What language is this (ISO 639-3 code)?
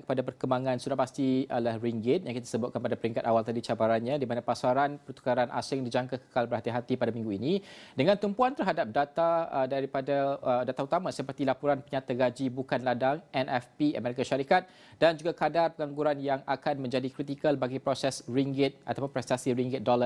msa